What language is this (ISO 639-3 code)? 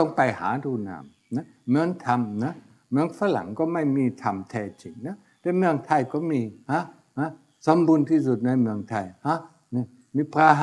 tha